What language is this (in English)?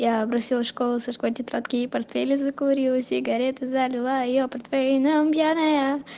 Russian